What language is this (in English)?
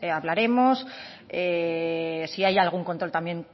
Spanish